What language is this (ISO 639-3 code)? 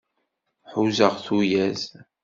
kab